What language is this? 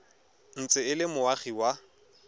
Tswana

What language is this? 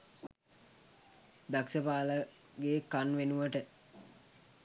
Sinhala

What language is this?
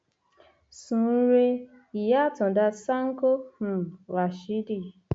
Yoruba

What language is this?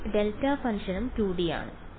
Malayalam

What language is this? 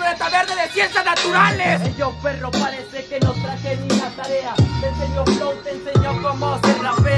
Spanish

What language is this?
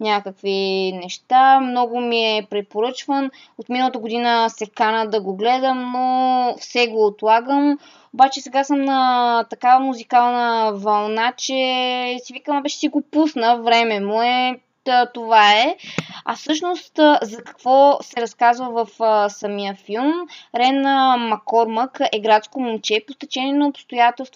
Bulgarian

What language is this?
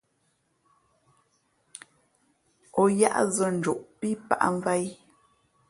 Fe'fe'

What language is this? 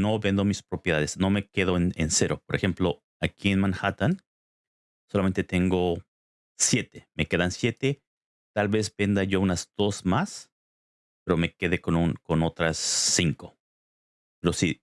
Spanish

